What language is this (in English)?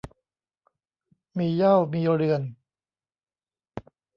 Thai